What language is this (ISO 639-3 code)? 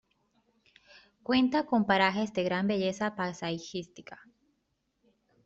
spa